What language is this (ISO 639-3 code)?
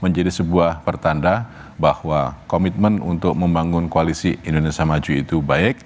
ind